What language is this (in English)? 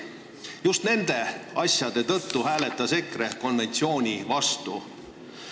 Estonian